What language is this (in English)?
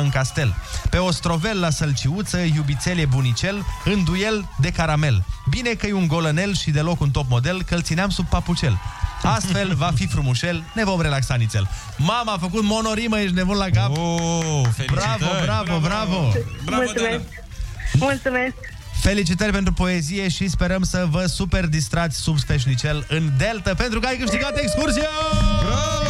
Romanian